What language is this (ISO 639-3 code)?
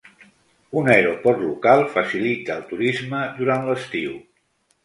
cat